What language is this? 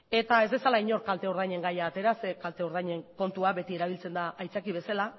Basque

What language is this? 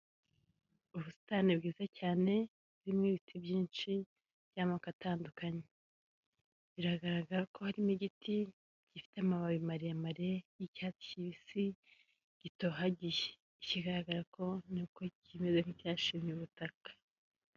Kinyarwanda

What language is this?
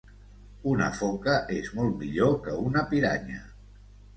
Catalan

